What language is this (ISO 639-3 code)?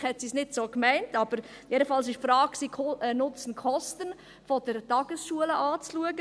gsw